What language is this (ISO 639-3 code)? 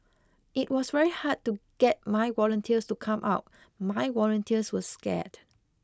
eng